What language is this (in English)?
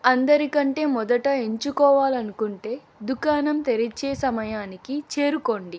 Telugu